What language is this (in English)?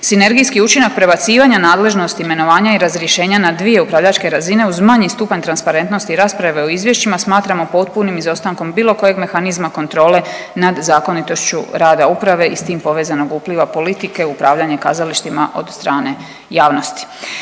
Croatian